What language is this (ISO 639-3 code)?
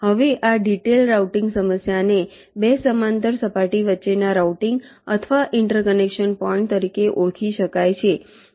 guj